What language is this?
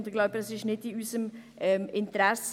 Swiss German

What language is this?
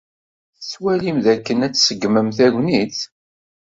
Kabyle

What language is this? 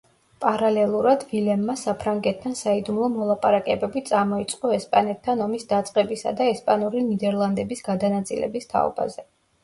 Georgian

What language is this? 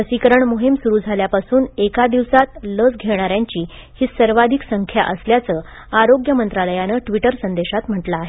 Marathi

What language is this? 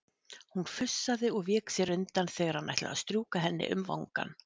Icelandic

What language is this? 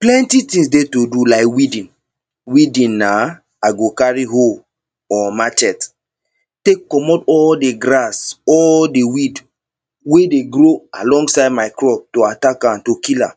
Nigerian Pidgin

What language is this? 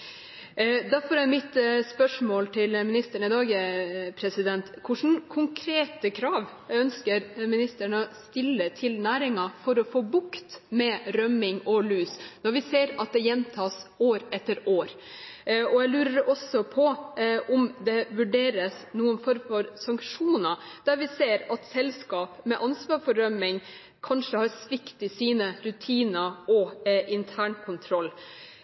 Norwegian Bokmål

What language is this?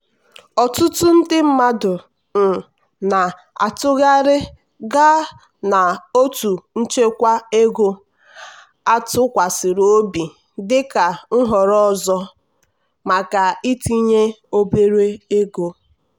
Igbo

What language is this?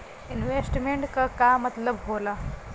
Bhojpuri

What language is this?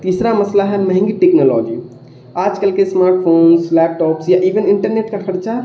Urdu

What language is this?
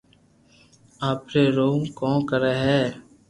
Loarki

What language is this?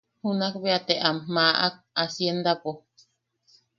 Yaqui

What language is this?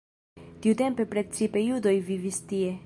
Esperanto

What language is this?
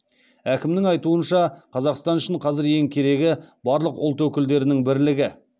Kazakh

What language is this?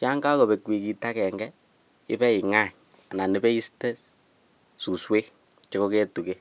Kalenjin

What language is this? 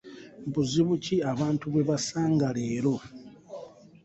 Ganda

